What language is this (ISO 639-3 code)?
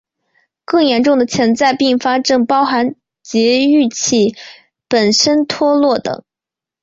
zho